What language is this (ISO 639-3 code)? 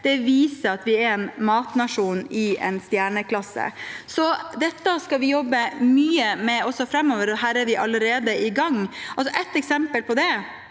nor